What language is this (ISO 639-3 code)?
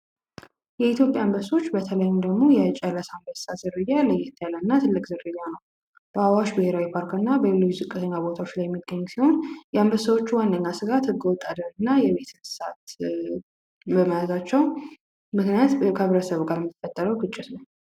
amh